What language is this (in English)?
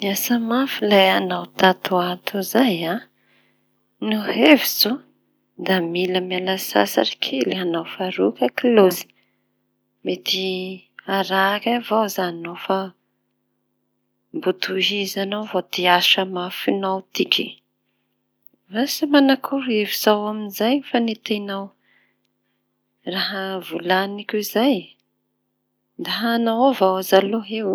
Tanosy Malagasy